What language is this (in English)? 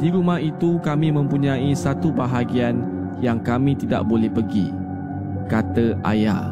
Malay